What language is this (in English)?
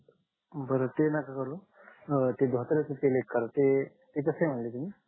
Marathi